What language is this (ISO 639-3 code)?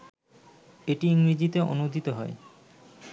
ben